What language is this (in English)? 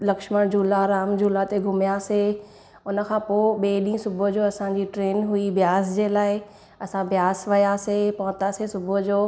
Sindhi